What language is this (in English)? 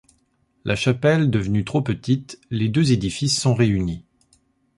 French